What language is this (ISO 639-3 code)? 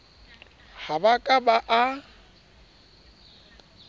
sot